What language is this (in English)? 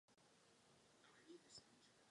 Czech